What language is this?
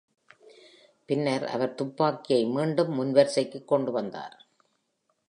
Tamil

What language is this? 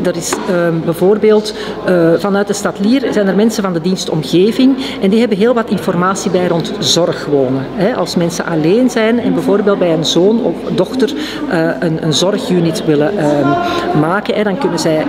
Dutch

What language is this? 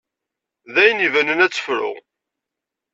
Kabyle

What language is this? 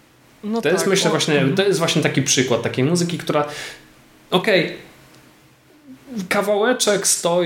Polish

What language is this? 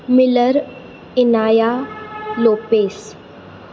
Marathi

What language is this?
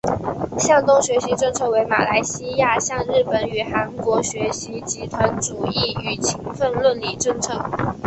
Chinese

